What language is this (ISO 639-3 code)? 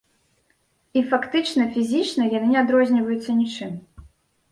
bel